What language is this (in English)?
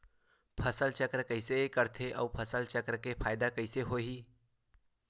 Chhattisgarhi